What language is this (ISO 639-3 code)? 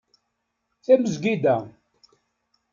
kab